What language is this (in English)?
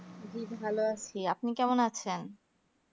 Bangla